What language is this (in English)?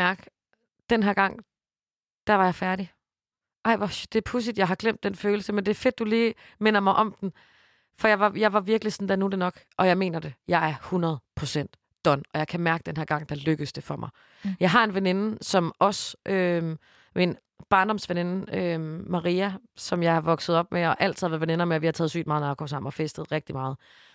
Danish